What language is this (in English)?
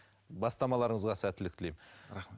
Kazakh